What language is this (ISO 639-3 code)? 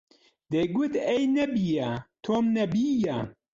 ckb